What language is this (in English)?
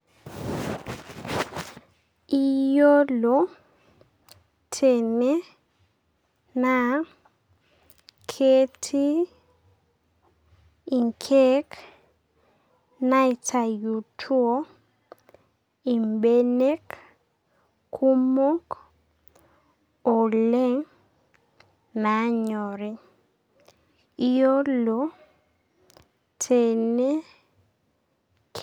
Masai